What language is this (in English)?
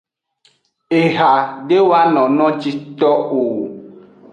Aja (Benin)